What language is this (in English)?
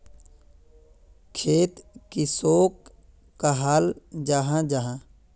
Magahi